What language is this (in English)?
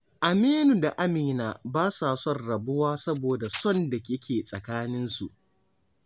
Hausa